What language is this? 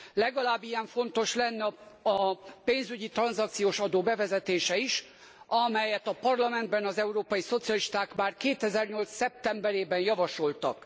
Hungarian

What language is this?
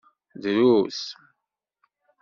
Kabyle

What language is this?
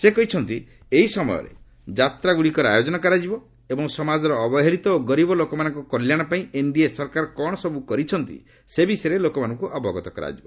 Odia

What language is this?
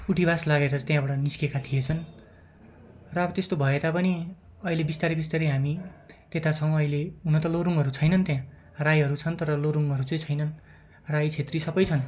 Nepali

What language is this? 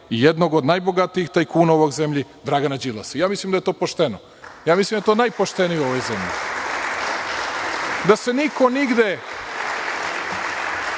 Serbian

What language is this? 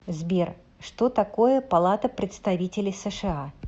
Russian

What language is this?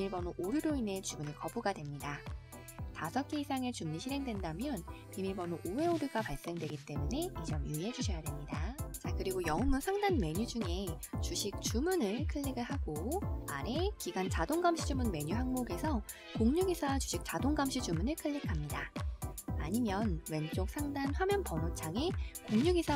Korean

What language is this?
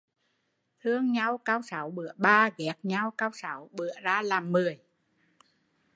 Vietnamese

